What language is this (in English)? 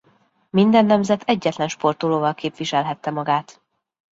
Hungarian